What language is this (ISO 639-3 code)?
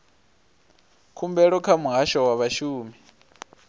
ven